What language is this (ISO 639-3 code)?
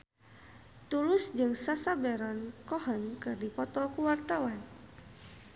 sun